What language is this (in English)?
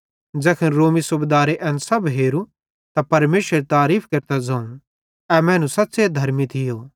Bhadrawahi